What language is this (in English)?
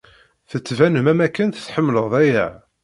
Kabyle